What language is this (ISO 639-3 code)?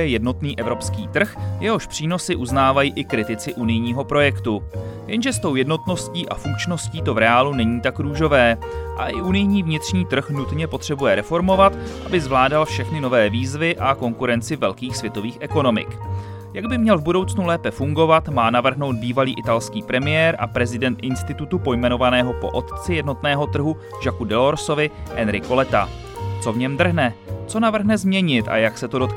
ces